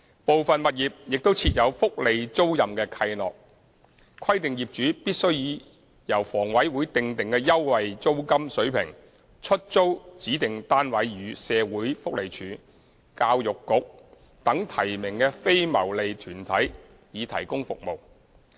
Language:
Cantonese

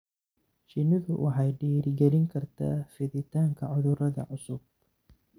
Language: Somali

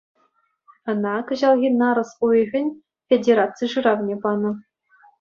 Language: Chuvash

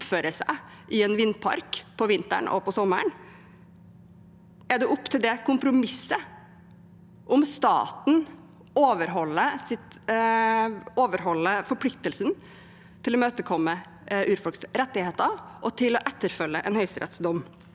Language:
Norwegian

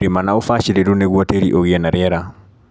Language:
Kikuyu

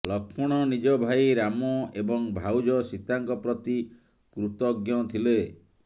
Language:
Odia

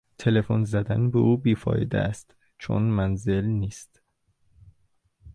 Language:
Persian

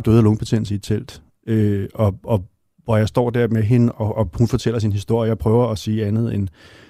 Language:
Danish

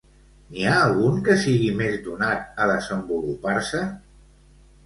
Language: Catalan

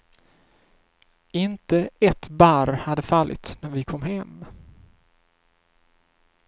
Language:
Swedish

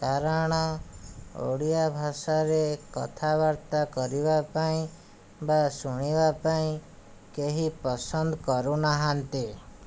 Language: Odia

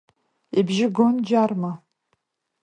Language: Abkhazian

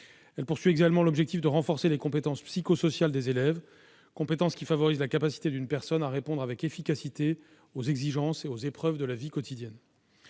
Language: French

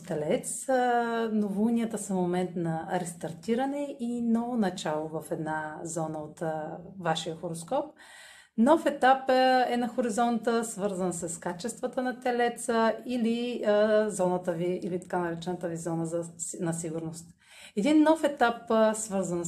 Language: Bulgarian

